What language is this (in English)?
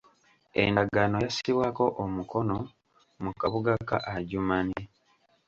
Ganda